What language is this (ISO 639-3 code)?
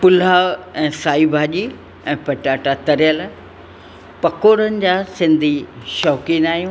snd